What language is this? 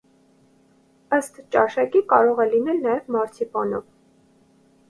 Armenian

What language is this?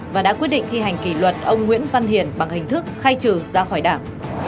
Vietnamese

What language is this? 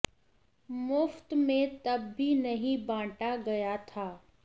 Hindi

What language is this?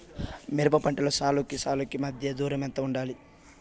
Telugu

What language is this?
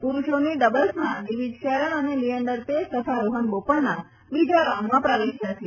Gujarati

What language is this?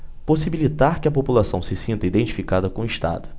Portuguese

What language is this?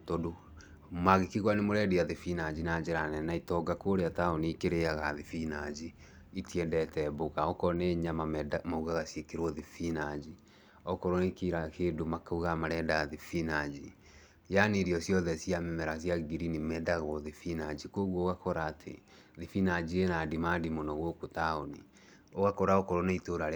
Kikuyu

